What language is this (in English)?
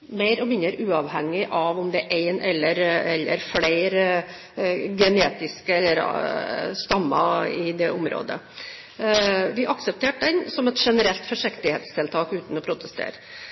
Norwegian Bokmål